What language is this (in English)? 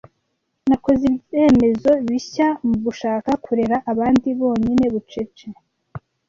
Kinyarwanda